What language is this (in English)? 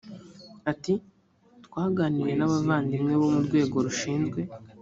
Kinyarwanda